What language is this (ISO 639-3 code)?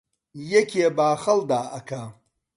ckb